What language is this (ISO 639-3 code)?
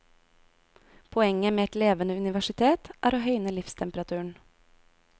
nor